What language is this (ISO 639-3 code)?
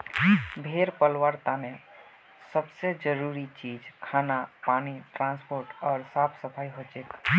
mag